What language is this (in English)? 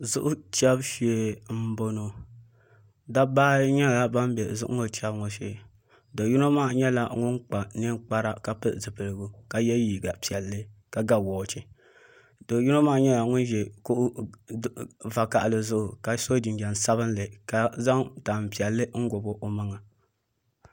Dagbani